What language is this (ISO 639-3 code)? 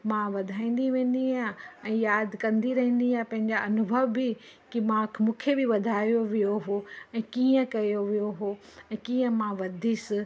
snd